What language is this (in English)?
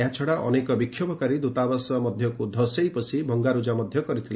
Odia